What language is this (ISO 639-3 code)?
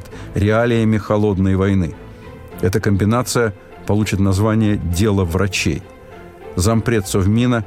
rus